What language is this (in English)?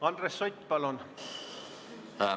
Estonian